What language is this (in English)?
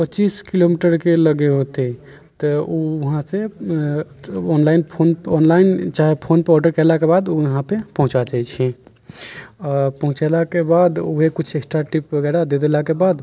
Maithili